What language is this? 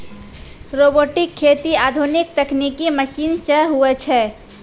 Maithili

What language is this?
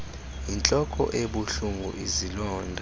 Xhosa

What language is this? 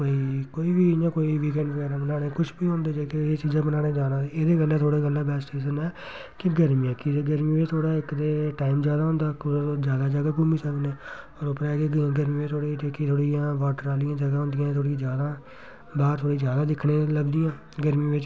Dogri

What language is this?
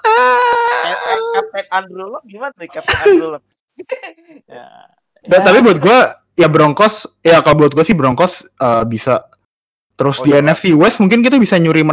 Indonesian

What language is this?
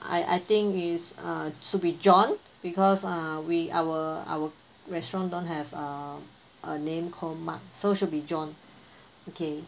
English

